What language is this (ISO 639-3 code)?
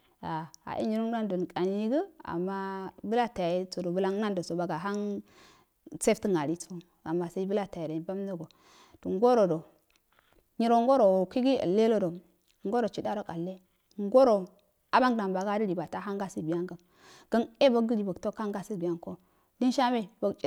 aal